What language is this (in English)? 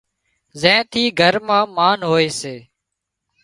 Wadiyara Koli